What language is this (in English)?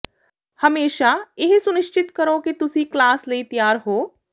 Punjabi